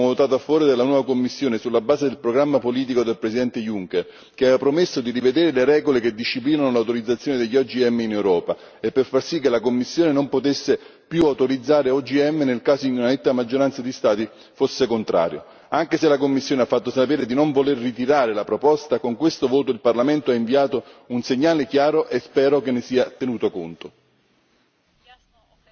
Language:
Italian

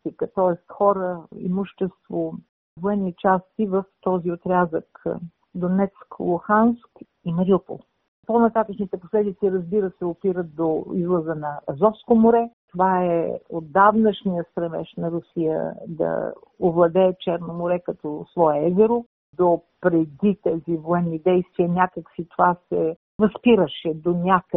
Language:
Bulgarian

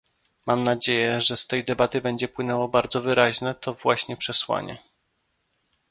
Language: Polish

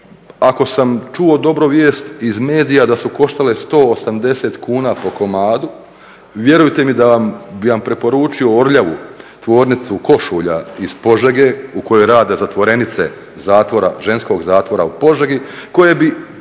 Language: Croatian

